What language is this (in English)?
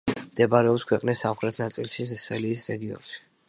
Georgian